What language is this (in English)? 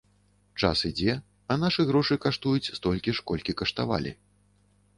Belarusian